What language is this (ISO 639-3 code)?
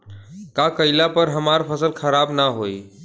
bho